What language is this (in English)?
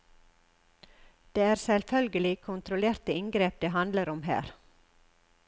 Norwegian